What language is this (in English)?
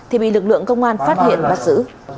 Vietnamese